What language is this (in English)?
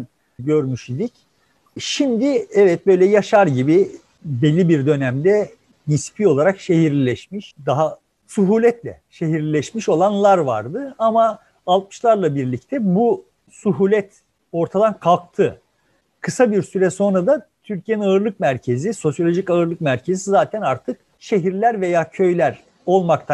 Turkish